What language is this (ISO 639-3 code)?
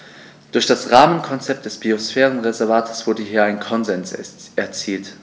deu